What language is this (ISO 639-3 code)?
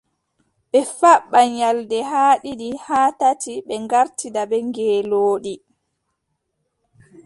fub